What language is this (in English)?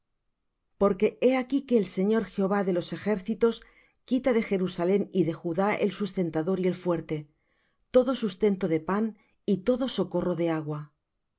Spanish